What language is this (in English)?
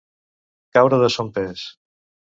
Catalan